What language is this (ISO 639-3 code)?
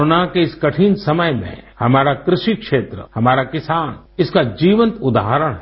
hin